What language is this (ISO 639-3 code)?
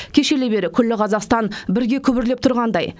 kaz